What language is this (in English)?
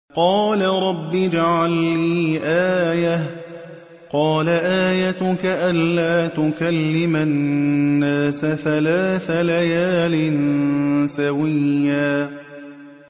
Arabic